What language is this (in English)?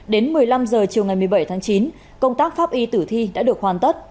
Vietnamese